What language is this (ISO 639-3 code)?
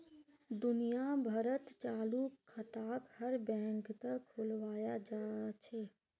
mag